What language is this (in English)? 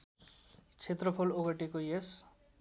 Nepali